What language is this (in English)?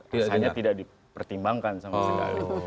Indonesian